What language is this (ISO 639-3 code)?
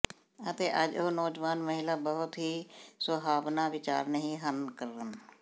pan